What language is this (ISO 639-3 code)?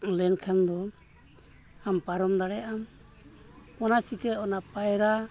sat